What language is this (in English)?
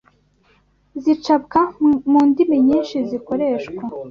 Kinyarwanda